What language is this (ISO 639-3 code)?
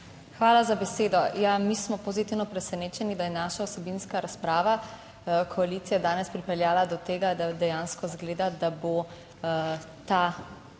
slv